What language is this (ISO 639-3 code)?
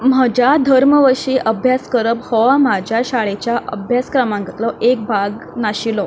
kok